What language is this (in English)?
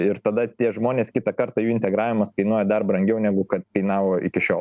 Lithuanian